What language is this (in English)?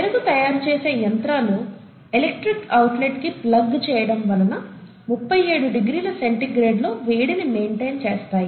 Telugu